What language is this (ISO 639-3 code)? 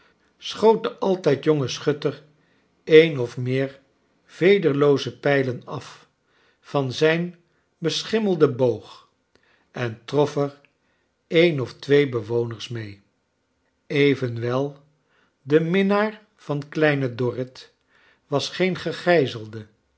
nld